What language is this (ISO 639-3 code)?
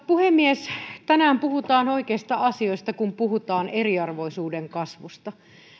fin